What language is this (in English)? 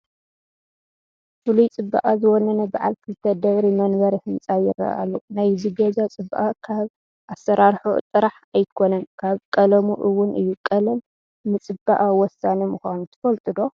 Tigrinya